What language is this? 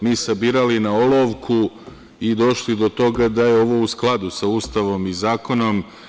Serbian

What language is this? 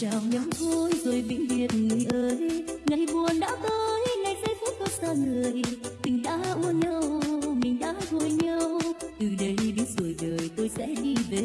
Vietnamese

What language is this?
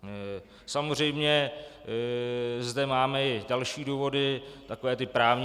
Czech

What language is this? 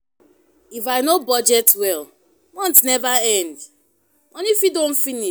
Nigerian Pidgin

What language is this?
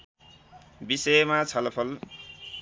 Nepali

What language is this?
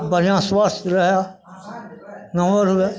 Maithili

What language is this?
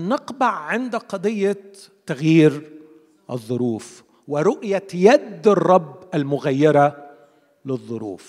Arabic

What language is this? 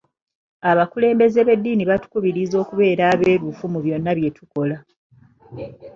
Ganda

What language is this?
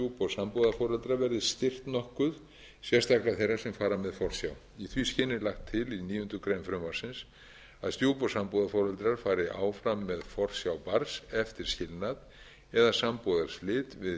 Icelandic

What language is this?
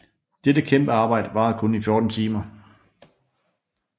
Danish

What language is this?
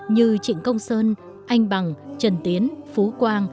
Vietnamese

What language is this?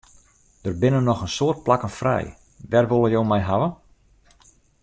Western Frisian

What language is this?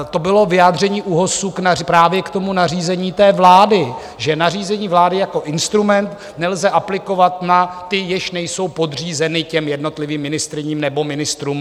Czech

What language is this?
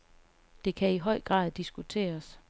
Danish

